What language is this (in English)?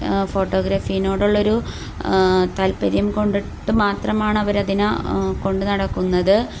Malayalam